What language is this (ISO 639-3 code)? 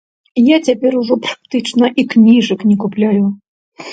bel